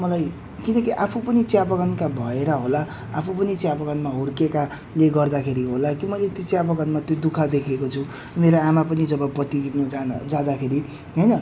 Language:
Nepali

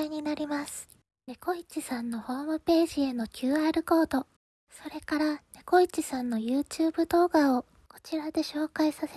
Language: Japanese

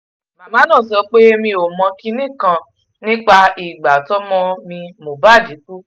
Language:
Yoruba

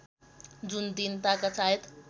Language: Nepali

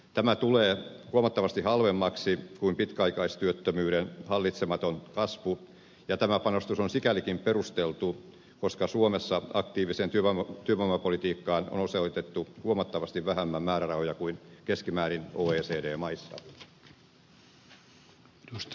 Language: Finnish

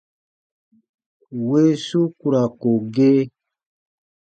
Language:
Baatonum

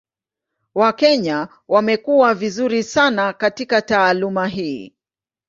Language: Swahili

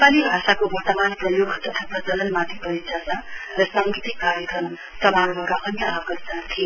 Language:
Nepali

